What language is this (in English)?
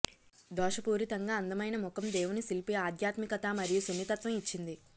Telugu